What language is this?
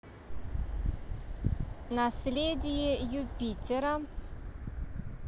Russian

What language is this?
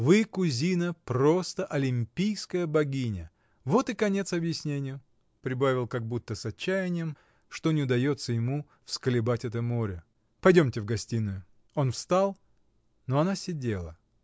Russian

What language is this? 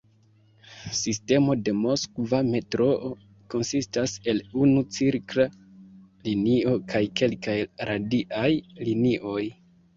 Esperanto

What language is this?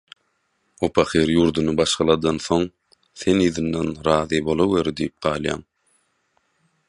Turkmen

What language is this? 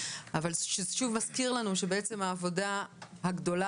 Hebrew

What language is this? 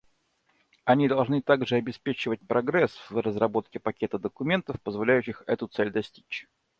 Russian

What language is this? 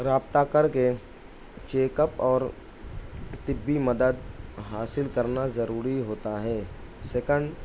Urdu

